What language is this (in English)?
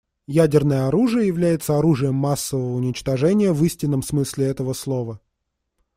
Russian